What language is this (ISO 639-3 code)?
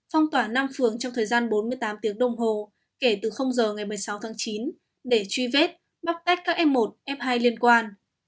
vie